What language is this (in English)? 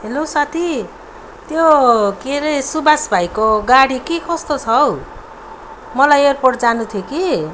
Nepali